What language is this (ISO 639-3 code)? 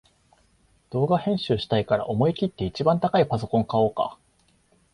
jpn